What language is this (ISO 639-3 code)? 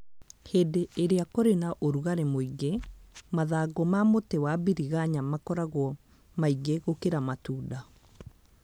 kik